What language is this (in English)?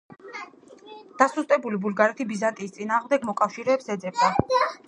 Georgian